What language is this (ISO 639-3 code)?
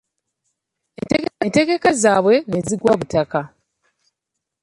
lug